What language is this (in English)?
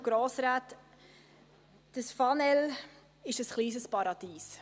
Swiss German